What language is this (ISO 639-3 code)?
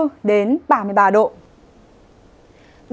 vie